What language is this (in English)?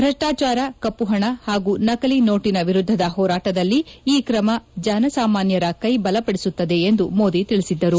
Kannada